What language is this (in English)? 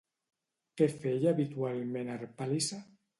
Catalan